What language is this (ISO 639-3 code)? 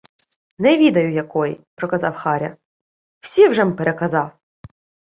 ukr